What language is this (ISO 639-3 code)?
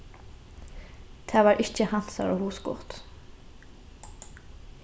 fao